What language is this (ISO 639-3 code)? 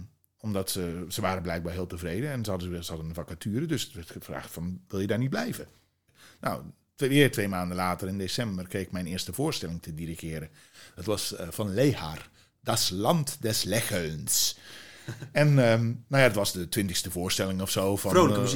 nld